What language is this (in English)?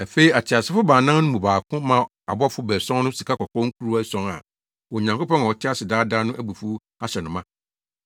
Akan